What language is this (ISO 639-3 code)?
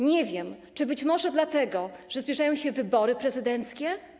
pol